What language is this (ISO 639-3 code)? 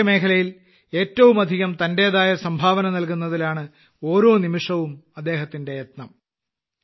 mal